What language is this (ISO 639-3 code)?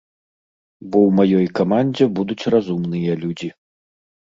bel